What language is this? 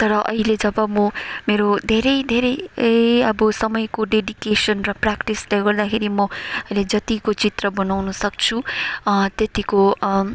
Nepali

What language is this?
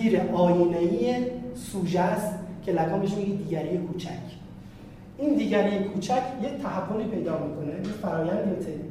Persian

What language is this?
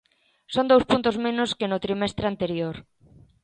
Galician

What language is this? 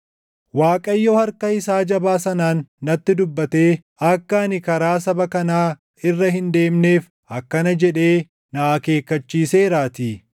Oromo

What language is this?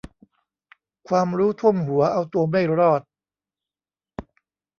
Thai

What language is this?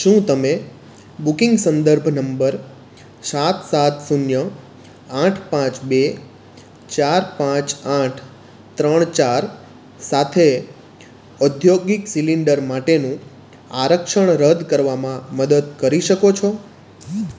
Gujarati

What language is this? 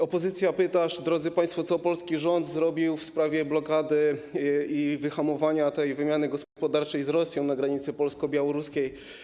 Polish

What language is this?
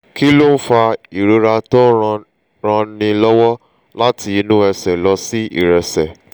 Yoruba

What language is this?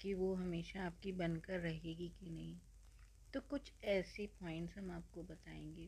Hindi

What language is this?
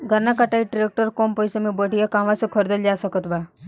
Bhojpuri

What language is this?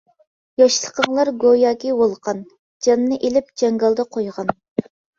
Uyghur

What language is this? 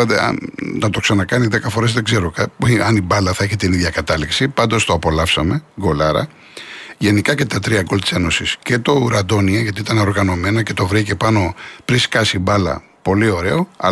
Greek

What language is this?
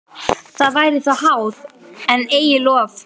Icelandic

